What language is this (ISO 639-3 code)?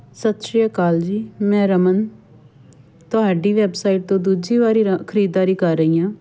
pan